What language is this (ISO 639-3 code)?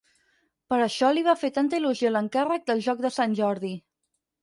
cat